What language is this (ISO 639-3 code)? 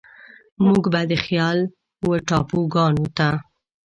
pus